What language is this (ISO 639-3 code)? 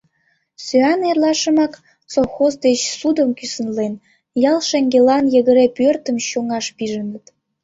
chm